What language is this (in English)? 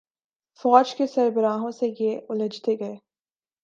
Urdu